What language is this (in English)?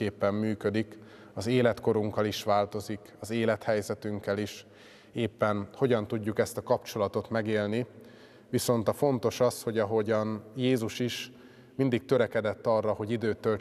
Hungarian